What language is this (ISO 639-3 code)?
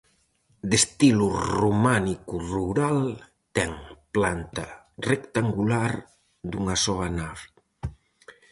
glg